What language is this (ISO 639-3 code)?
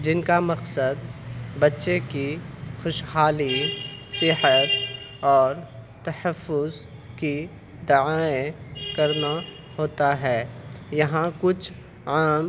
urd